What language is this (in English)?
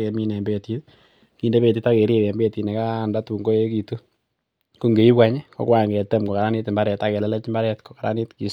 Kalenjin